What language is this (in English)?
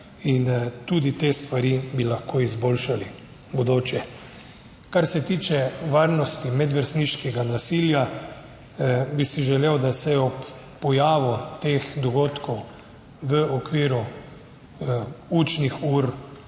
Slovenian